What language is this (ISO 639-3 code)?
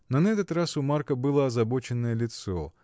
rus